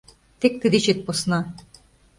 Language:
Mari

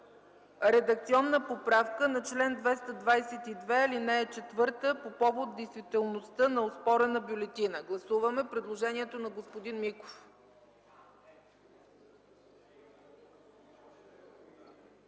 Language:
Bulgarian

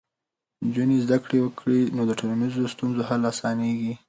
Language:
Pashto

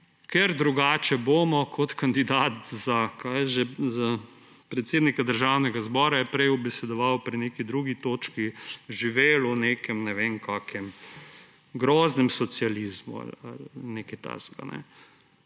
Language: Slovenian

